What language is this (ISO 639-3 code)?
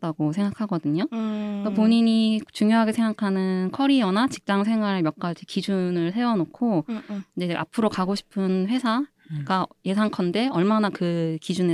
kor